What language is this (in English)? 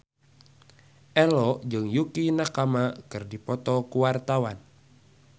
Sundanese